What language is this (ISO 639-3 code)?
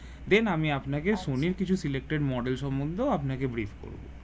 ben